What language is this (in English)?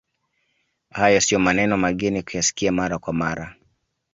Swahili